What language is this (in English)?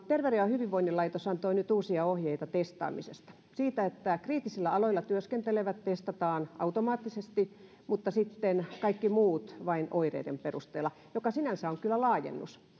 Finnish